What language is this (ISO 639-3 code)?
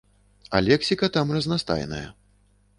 bel